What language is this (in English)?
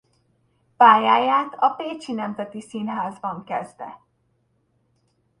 Hungarian